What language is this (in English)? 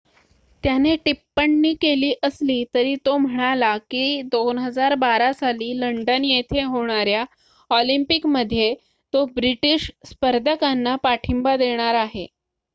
Marathi